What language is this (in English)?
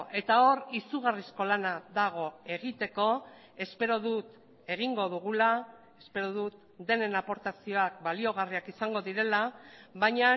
Basque